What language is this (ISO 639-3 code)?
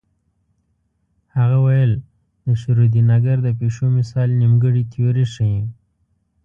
pus